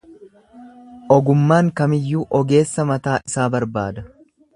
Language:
Oromo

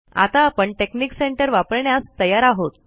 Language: Marathi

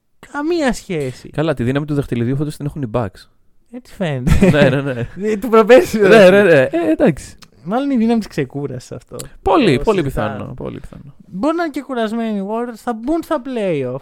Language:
Greek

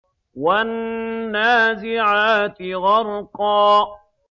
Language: Arabic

